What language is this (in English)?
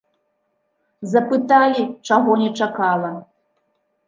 Belarusian